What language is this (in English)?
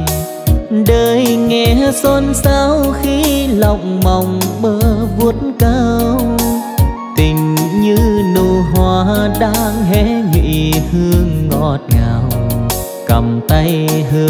Vietnamese